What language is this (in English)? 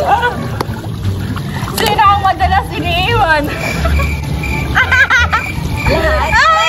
Filipino